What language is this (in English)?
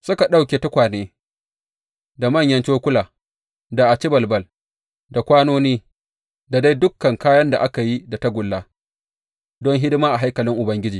Hausa